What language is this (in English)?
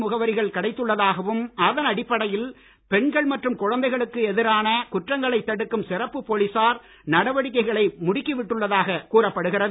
Tamil